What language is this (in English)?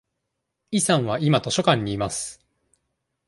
Japanese